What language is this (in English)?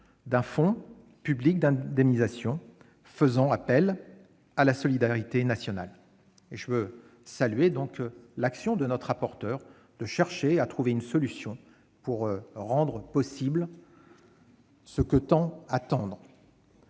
French